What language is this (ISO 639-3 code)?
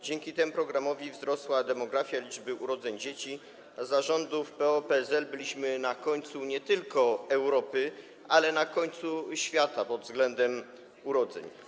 pol